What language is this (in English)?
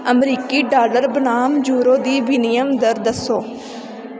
Dogri